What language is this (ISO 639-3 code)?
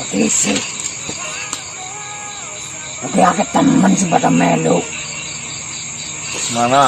ind